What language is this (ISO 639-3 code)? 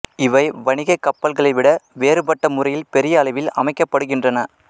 tam